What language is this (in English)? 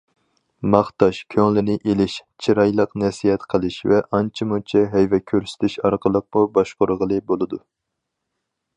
Uyghur